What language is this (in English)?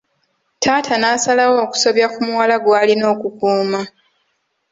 Ganda